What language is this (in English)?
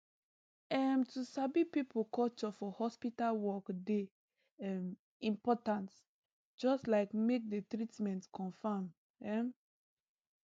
Nigerian Pidgin